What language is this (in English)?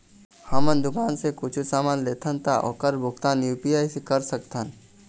Chhattisgarhi